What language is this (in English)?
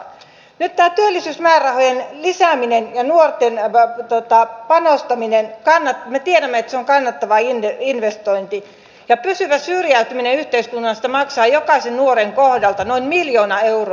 Finnish